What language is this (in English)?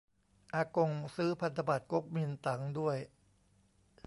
Thai